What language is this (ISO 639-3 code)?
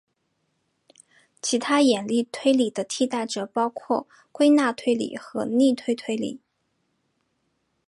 zho